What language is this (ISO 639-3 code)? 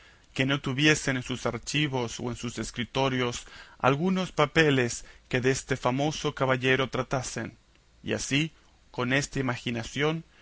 spa